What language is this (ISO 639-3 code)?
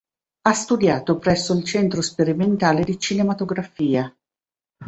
ita